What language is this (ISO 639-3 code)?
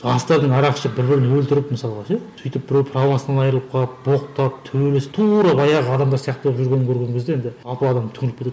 kaz